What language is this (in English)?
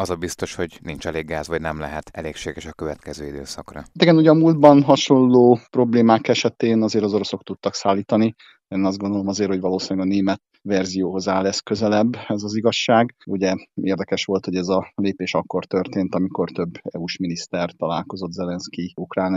Hungarian